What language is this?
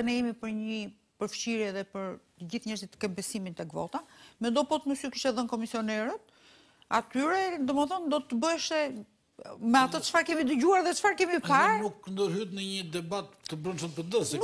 Romanian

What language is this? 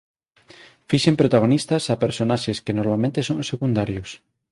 Galician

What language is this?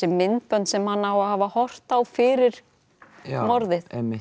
Icelandic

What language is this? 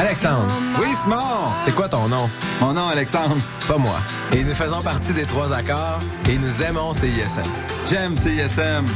French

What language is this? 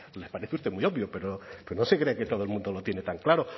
Spanish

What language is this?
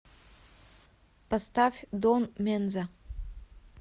Russian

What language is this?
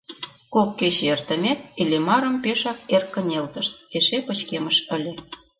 Mari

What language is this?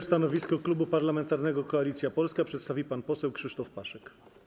Polish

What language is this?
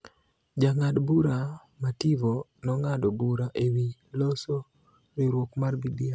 Luo (Kenya and Tanzania)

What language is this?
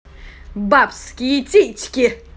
Russian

